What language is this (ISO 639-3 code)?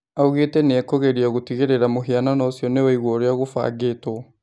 kik